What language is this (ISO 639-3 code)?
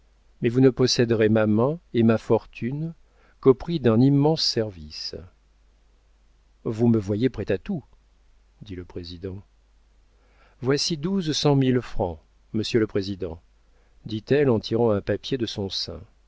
fra